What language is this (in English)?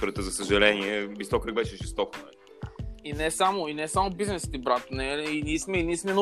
Bulgarian